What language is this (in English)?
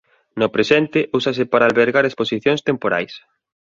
Galician